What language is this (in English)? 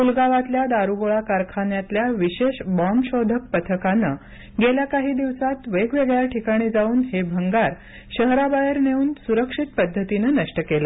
Marathi